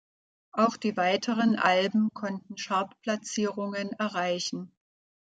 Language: German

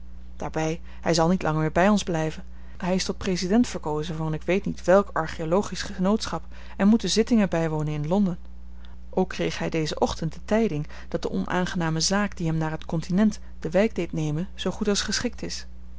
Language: Dutch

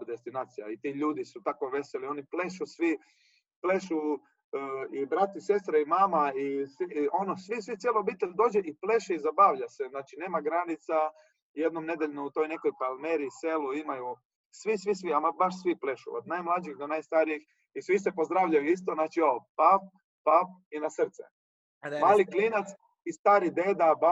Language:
Croatian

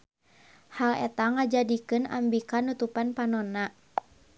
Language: Sundanese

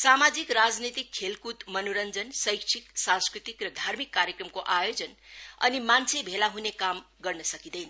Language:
Nepali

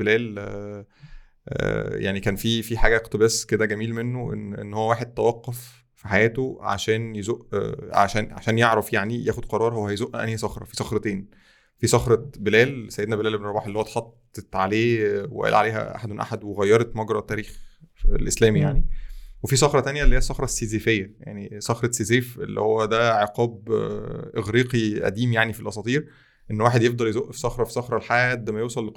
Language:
Arabic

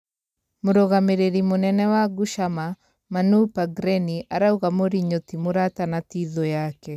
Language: Kikuyu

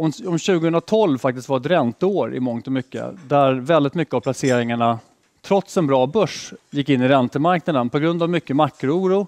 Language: Swedish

